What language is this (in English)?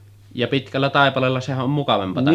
Finnish